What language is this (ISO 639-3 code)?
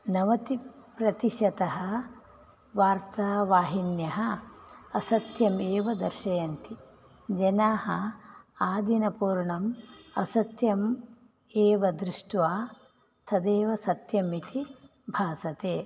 san